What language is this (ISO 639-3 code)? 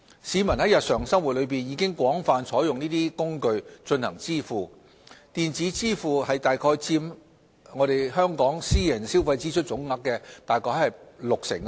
yue